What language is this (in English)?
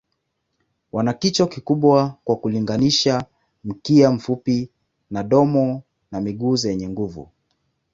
Swahili